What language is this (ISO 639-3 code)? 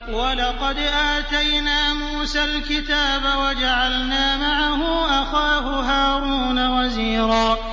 ara